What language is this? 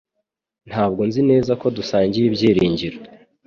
Kinyarwanda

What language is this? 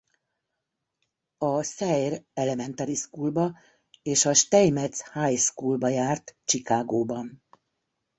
Hungarian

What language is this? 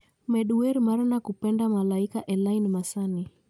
Luo (Kenya and Tanzania)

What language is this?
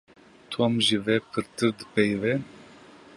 Kurdish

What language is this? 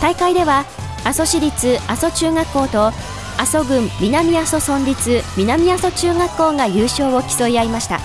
Japanese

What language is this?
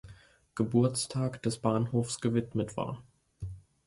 German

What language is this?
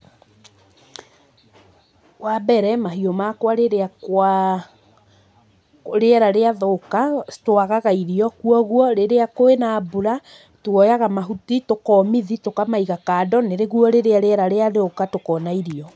Kikuyu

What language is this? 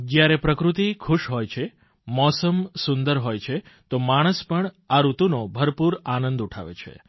Gujarati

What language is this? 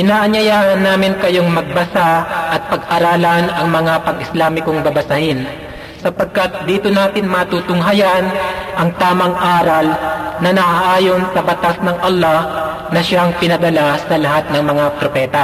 Filipino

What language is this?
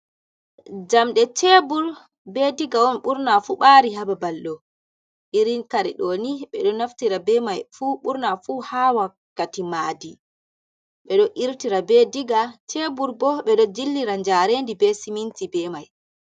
Fula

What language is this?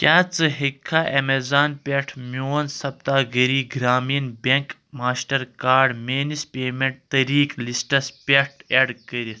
Kashmiri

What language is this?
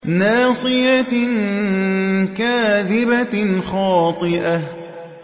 Arabic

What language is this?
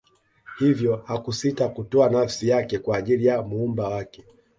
Swahili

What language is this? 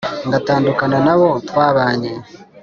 Kinyarwanda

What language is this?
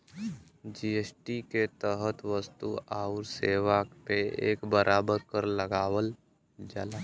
Bhojpuri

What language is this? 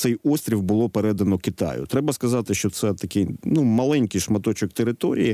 Ukrainian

